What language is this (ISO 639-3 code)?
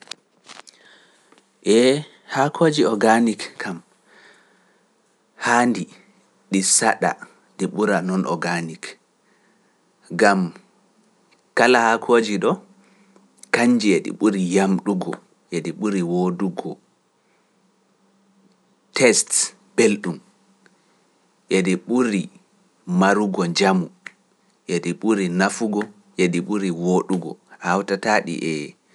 fuf